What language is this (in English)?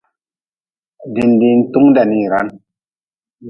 Nawdm